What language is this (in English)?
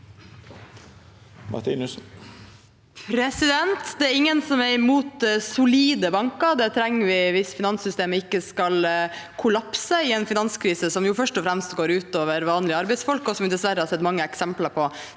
Norwegian